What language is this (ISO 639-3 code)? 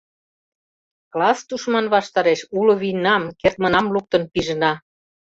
chm